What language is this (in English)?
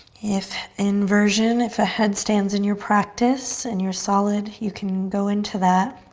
English